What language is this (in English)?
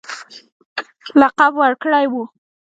Pashto